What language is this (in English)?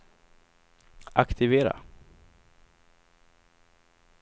Swedish